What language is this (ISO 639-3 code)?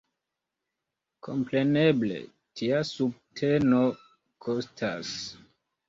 epo